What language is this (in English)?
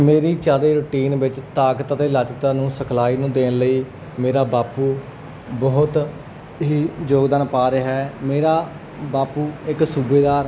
Punjabi